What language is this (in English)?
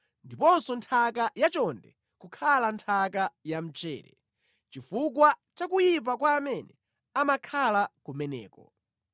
Nyanja